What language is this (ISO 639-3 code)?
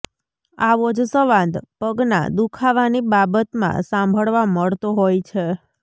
guj